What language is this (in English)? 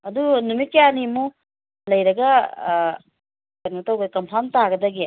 Manipuri